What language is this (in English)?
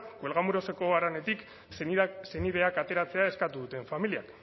Basque